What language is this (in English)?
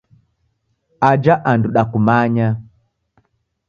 Taita